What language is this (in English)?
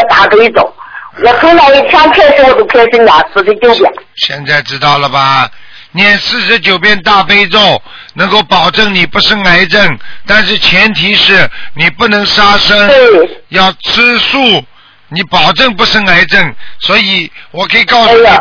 Chinese